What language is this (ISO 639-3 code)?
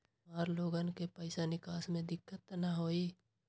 mag